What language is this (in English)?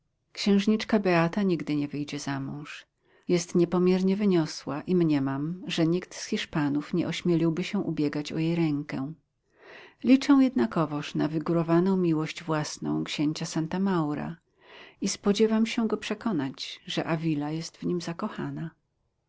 Polish